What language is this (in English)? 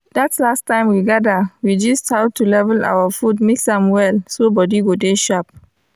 Nigerian Pidgin